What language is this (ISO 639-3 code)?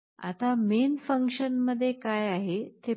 mar